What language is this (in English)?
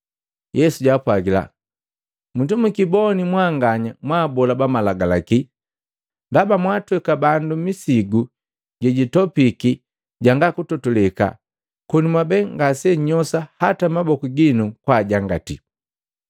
Matengo